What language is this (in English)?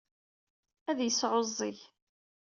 Kabyle